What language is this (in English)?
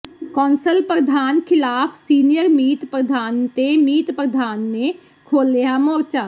Punjabi